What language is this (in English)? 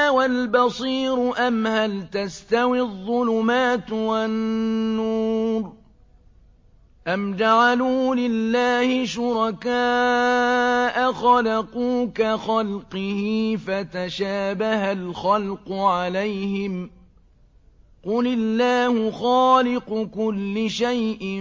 Arabic